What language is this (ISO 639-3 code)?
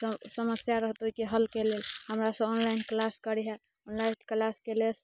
mai